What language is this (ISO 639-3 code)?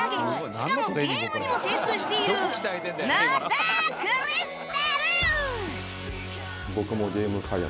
jpn